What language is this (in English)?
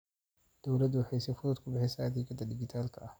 Somali